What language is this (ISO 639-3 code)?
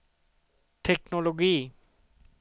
swe